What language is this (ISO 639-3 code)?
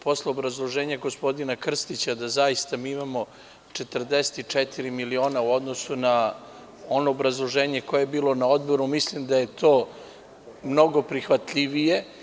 srp